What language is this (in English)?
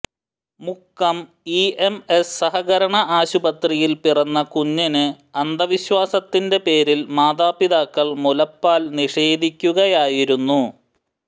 Malayalam